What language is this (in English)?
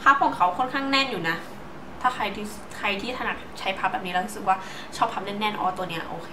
Thai